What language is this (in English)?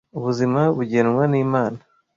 Kinyarwanda